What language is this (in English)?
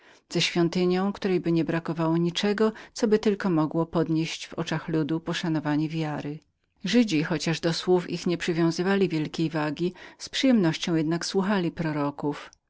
Polish